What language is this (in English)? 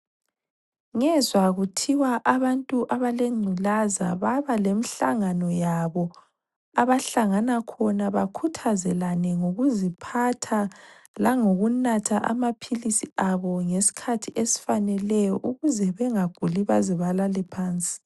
North Ndebele